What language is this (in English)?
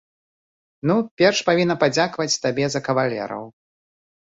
Belarusian